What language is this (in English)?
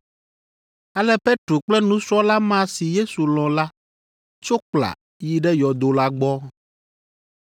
Ewe